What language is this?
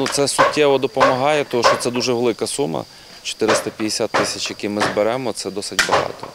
Ukrainian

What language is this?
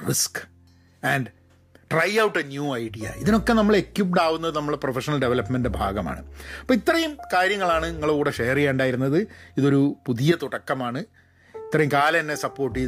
Malayalam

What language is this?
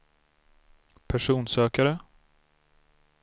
Swedish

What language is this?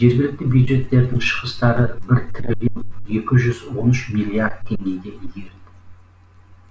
Kazakh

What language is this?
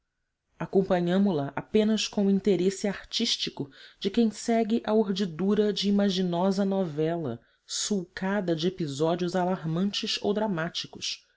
Portuguese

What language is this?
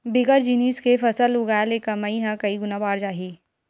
Chhattisgarhi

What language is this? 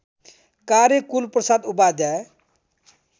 Nepali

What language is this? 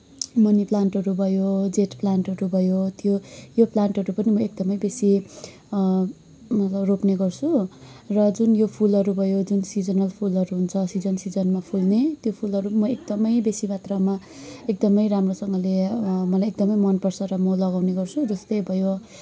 Nepali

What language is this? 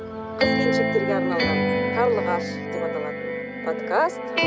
Kazakh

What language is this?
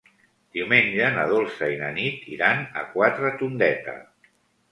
Catalan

